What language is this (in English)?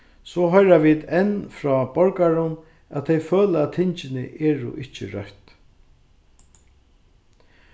Faroese